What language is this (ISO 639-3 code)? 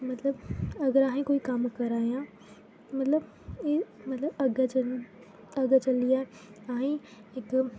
doi